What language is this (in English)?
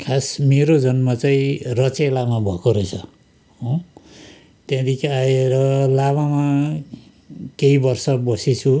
Nepali